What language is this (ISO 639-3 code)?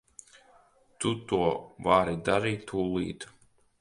lav